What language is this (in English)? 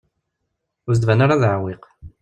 Kabyle